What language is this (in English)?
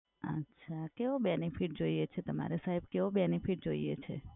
Gujarati